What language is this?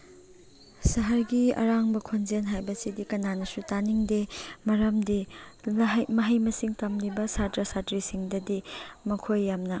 Manipuri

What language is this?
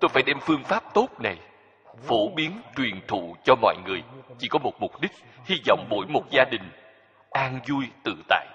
Vietnamese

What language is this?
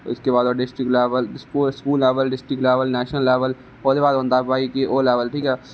Dogri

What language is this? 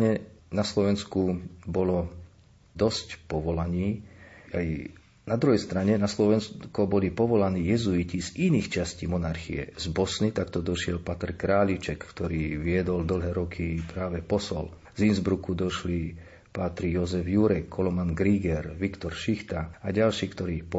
Slovak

